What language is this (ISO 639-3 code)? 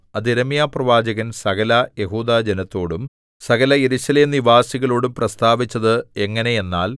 mal